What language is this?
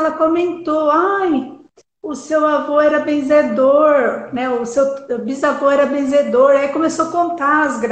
Portuguese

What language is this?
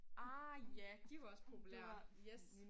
Danish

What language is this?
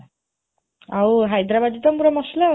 Odia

